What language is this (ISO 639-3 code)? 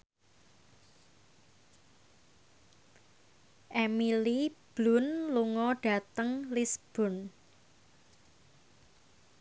jav